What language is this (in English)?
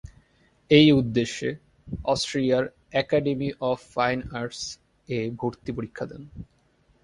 Bangla